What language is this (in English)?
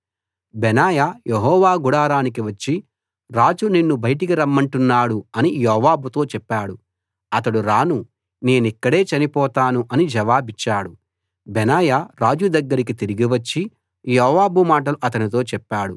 Telugu